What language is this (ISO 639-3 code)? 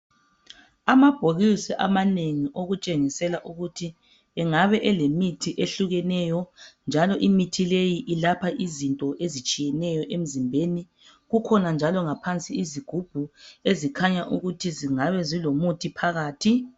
nde